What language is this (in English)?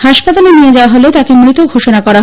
Bangla